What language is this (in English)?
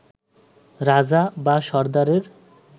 Bangla